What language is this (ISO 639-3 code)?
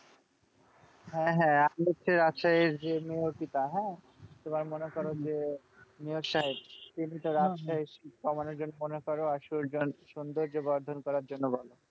ben